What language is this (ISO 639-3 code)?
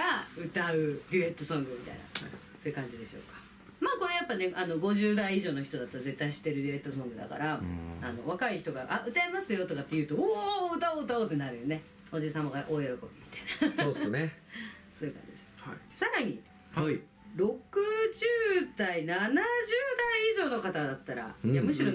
jpn